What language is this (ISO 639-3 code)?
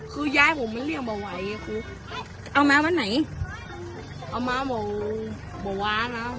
tha